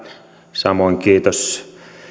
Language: Finnish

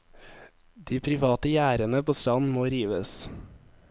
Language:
Norwegian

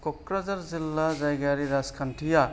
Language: Bodo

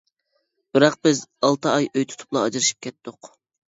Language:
Uyghur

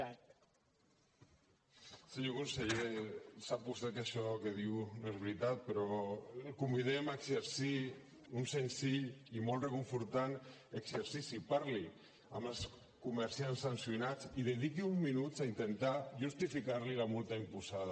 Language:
Catalan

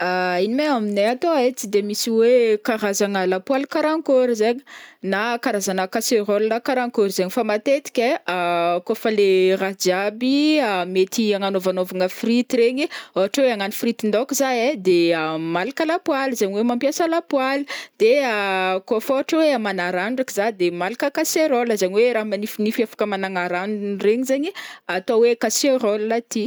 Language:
Northern Betsimisaraka Malagasy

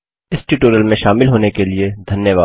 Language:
Hindi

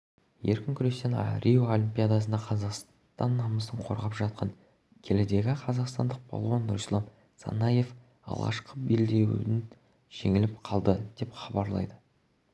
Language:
Kazakh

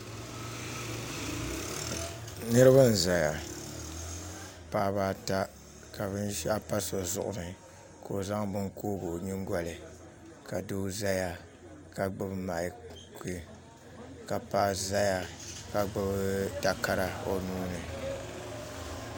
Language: Dagbani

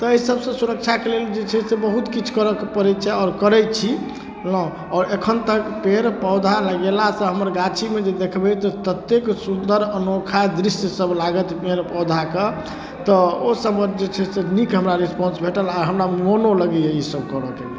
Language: Maithili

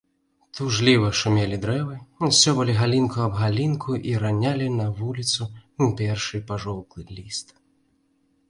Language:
Belarusian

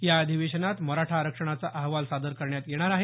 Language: Marathi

